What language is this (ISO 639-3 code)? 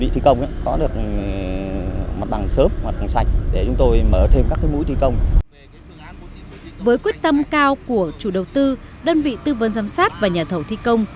vie